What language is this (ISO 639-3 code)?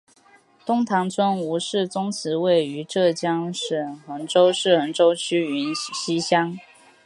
zho